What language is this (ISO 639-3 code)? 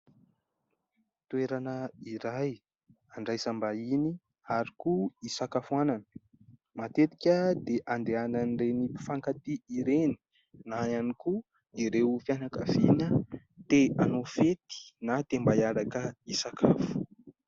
mlg